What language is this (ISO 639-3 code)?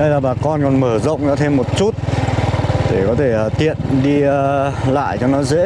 vie